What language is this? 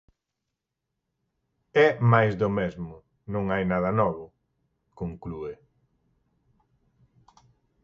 Galician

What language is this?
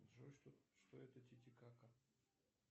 Russian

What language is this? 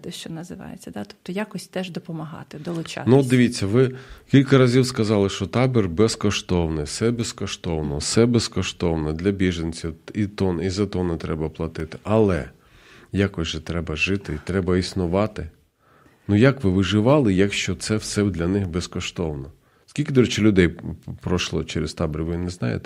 Ukrainian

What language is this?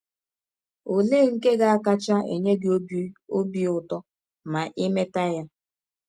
Igbo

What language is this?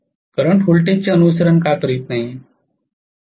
Marathi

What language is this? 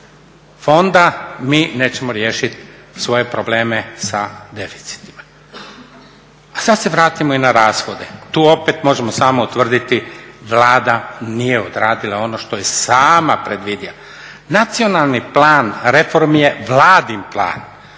Croatian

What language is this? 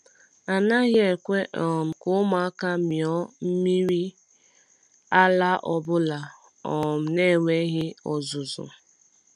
Igbo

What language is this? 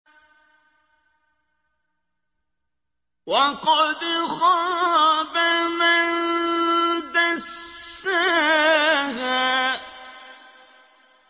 Arabic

